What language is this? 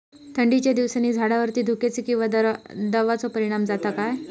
Marathi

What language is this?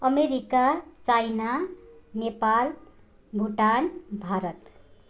Nepali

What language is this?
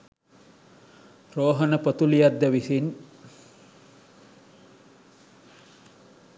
Sinhala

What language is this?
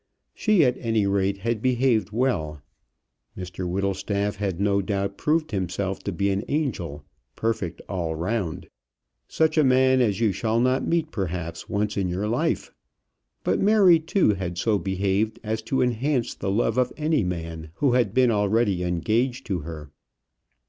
English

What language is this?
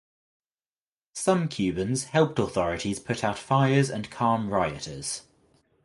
English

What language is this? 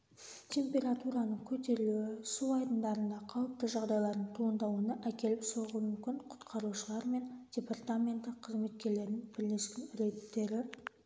Kazakh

